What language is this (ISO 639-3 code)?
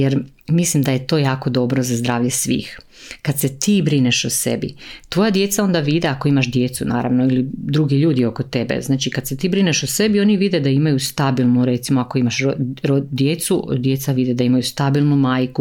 hrv